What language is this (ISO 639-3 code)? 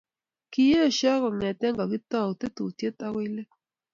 kln